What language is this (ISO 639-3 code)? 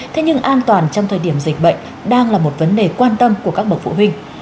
vie